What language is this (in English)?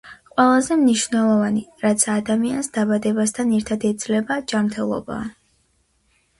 Georgian